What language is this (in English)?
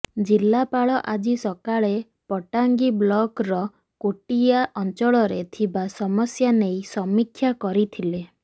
Odia